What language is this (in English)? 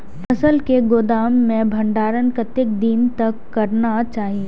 Maithili